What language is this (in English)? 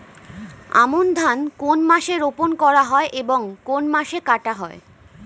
Bangla